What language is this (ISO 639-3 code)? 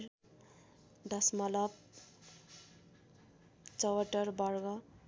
nep